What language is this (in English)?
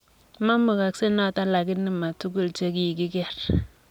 Kalenjin